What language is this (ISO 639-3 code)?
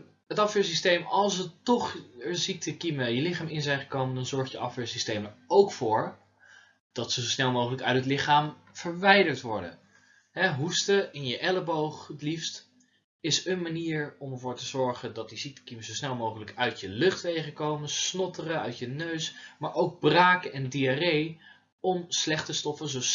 nld